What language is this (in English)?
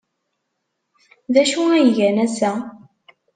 Kabyle